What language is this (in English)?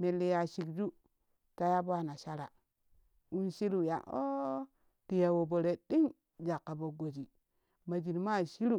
Kushi